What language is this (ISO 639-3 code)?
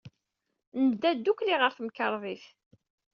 kab